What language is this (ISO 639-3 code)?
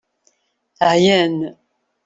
kab